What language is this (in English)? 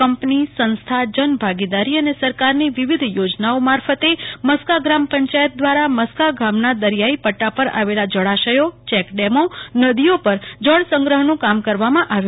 Gujarati